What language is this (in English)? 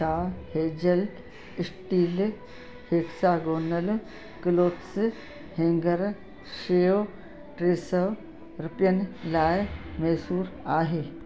Sindhi